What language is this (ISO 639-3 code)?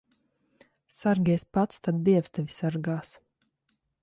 lav